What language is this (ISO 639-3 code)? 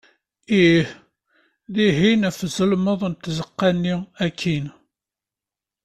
kab